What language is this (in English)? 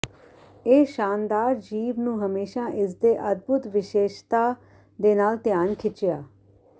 Punjabi